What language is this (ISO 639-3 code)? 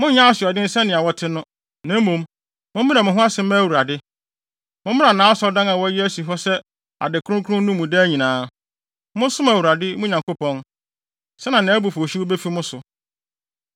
aka